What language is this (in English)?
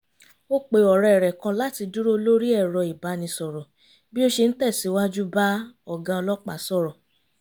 Yoruba